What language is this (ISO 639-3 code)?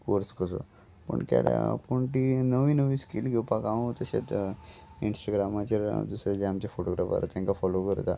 kok